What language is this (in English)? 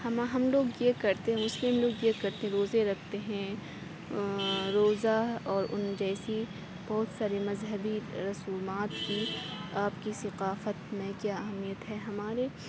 Urdu